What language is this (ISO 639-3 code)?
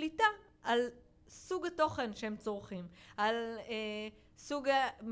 heb